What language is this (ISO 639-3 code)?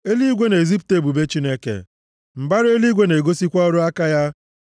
ibo